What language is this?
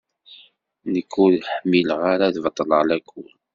Kabyle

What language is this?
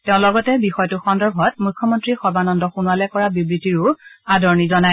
Assamese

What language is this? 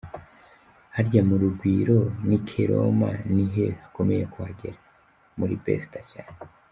Kinyarwanda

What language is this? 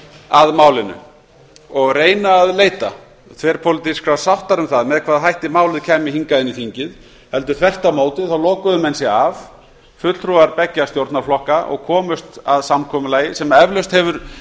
Icelandic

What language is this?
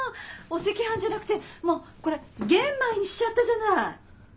Japanese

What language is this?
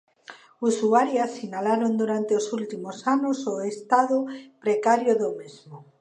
Galician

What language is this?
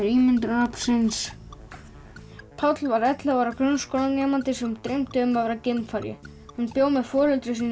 Icelandic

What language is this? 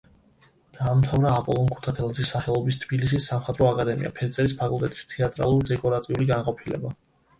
Georgian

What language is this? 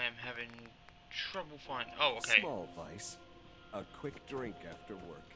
English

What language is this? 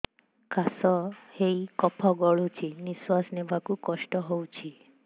Odia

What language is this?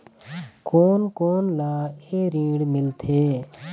Chhattisgarhi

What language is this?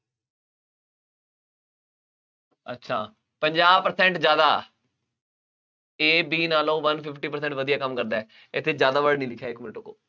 Punjabi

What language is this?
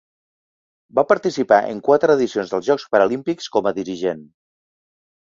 Catalan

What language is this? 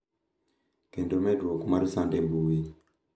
Luo (Kenya and Tanzania)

